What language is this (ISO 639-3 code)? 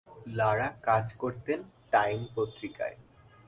ben